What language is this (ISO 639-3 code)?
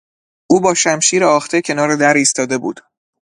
fas